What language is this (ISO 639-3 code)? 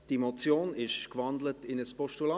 gsw